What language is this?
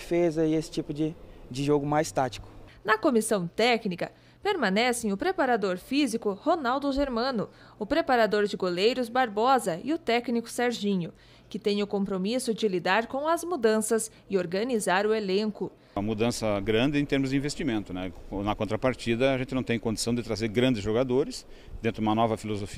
Portuguese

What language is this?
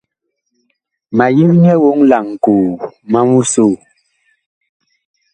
Bakoko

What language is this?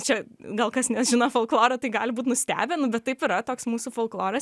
Lithuanian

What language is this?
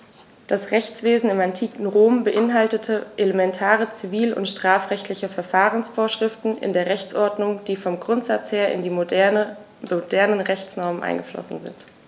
German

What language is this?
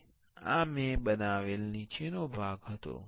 Gujarati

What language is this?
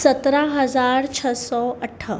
Sindhi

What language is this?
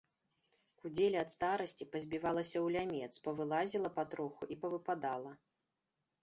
Belarusian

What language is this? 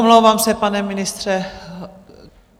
Czech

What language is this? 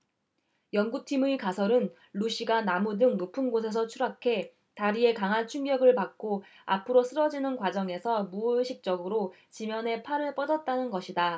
Korean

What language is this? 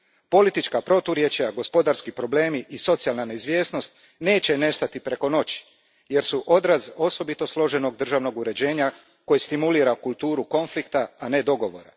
Croatian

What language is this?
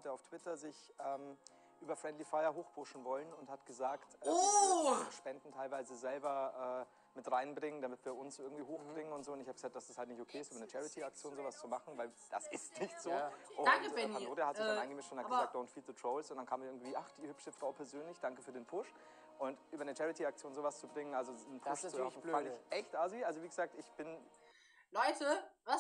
German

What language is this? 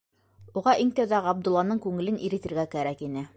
Bashkir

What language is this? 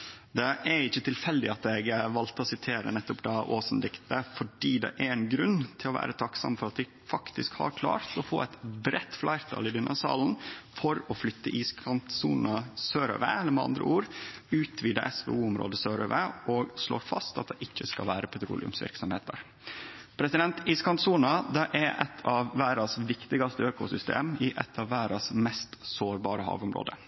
Norwegian Nynorsk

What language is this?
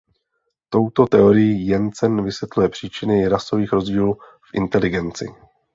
Czech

